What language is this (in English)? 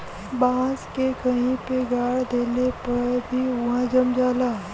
Bhojpuri